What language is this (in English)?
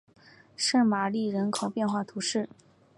Chinese